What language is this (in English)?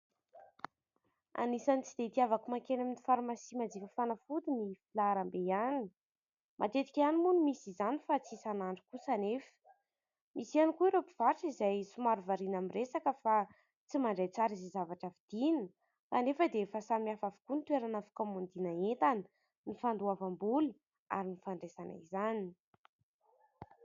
Malagasy